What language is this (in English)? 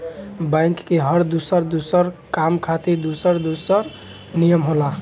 Bhojpuri